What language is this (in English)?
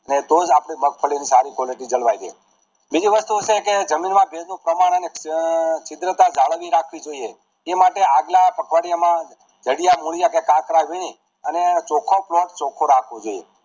Gujarati